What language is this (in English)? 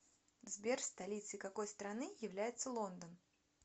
Russian